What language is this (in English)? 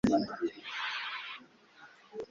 Kinyarwanda